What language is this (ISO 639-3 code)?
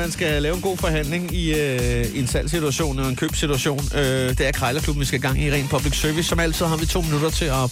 dan